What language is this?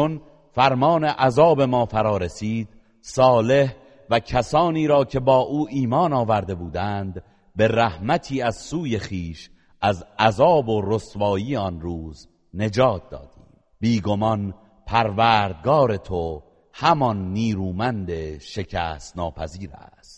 Persian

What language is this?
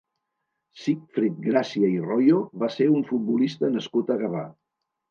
Catalan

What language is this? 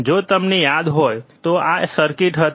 Gujarati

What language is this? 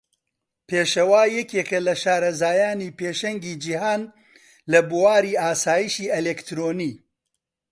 Central Kurdish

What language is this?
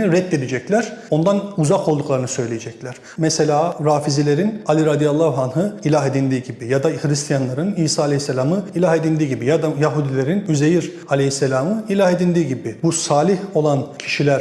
Turkish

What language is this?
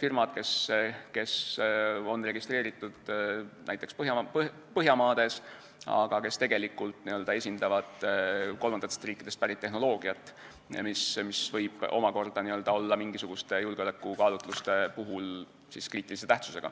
Estonian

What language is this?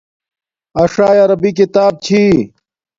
Domaaki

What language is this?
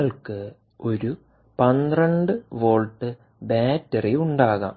Malayalam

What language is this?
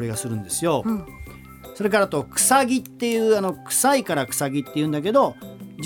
Japanese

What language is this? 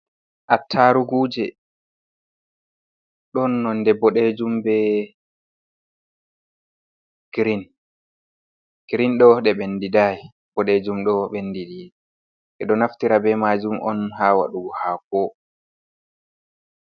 Fula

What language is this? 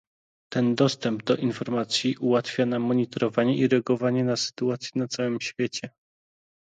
Polish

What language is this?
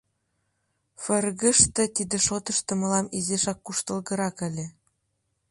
Mari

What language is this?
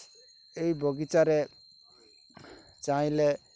Odia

